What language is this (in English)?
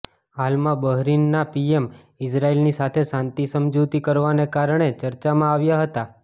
Gujarati